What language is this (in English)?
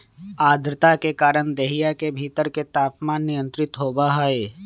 Magahi